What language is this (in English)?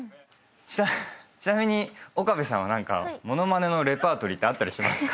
Japanese